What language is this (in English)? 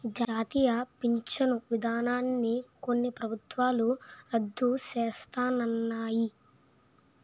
Telugu